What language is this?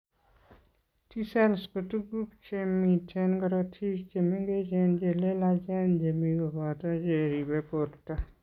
Kalenjin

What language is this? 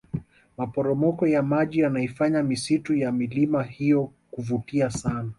Swahili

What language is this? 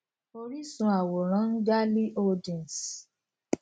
Yoruba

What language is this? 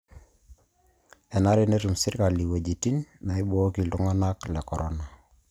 Masai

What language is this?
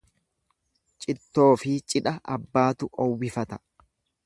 Oromo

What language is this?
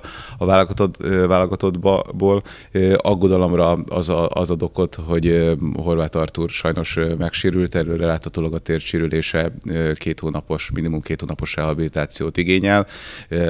Hungarian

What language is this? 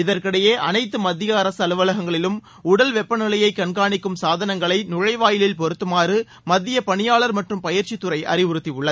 Tamil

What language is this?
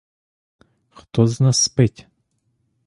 Ukrainian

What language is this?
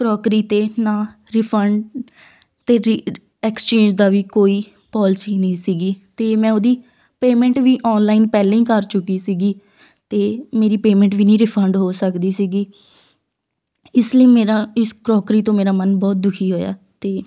Punjabi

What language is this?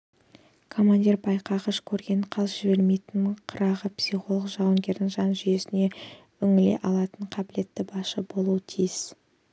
Kazakh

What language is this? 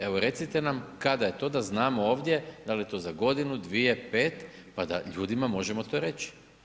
Croatian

